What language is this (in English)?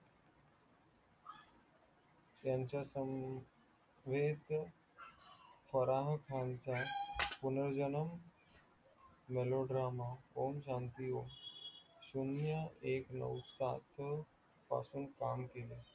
Marathi